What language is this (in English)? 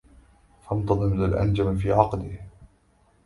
Arabic